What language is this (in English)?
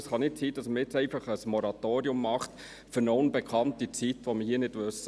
Swiss German